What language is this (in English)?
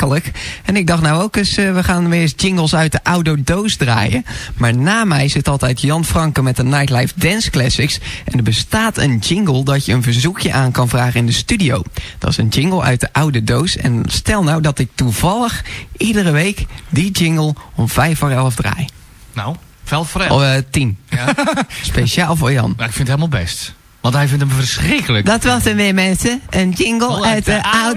Dutch